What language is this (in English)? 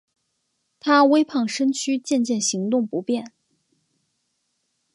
Chinese